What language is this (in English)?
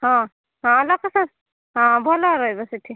Odia